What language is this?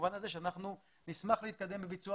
Hebrew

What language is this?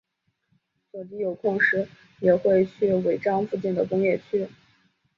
Chinese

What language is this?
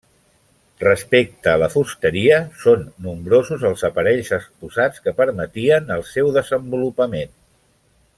Catalan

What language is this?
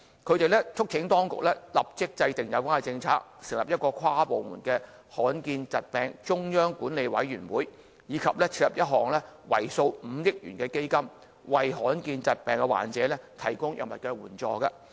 Cantonese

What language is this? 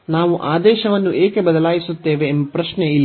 Kannada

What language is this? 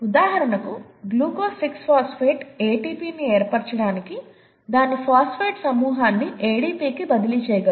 Telugu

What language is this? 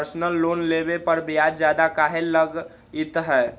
Magahi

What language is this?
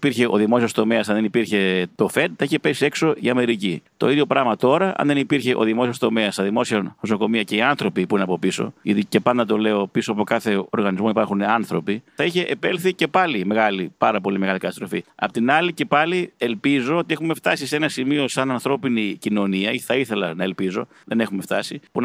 Greek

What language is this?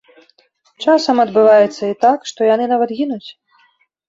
Belarusian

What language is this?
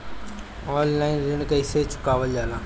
Bhojpuri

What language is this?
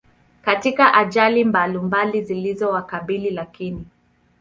Swahili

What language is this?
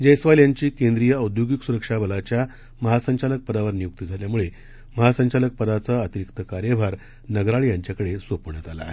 Marathi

